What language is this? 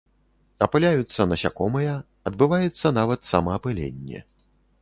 Belarusian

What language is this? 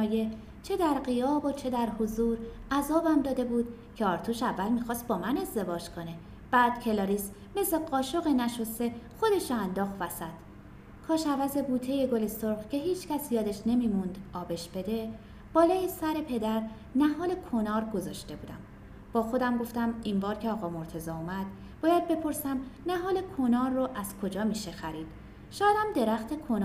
Persian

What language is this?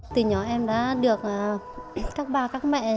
Vietnamese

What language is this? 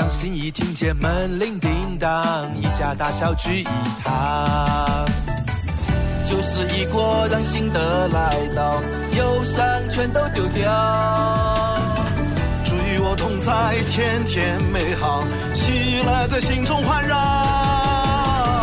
Chinese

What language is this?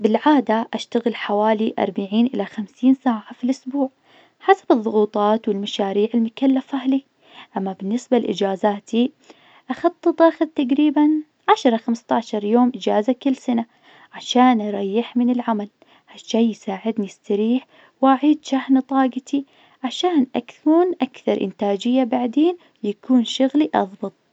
Najdi Arabic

